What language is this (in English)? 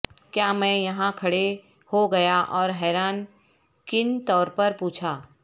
Urdu